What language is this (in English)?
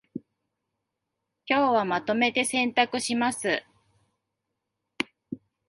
Japanese